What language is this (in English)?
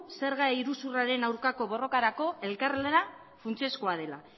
Basque